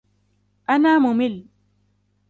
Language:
Arabic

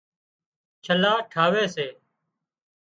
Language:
Wadiyara Koli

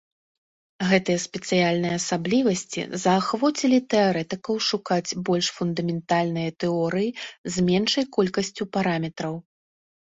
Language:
Belarusian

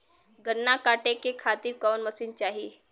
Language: Bhojpuri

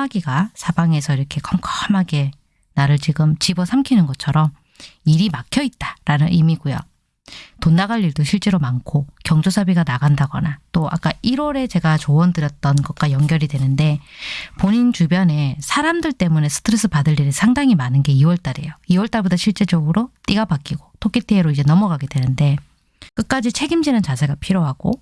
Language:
Korean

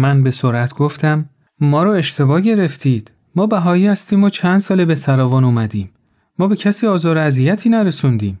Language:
Persian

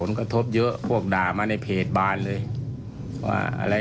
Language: Thai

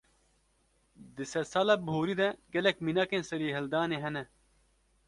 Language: Kurdish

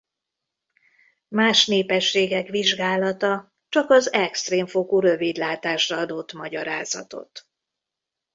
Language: Hungarian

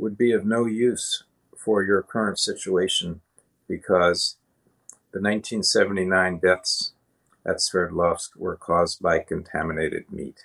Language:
German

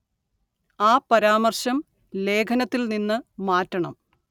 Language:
Malayalam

